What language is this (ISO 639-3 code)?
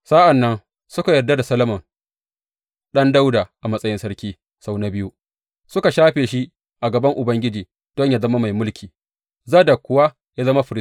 hau